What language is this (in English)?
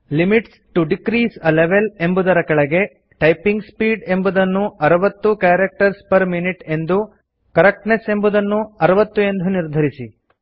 Kannada